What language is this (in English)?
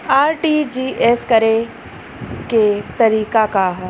Bhojpuri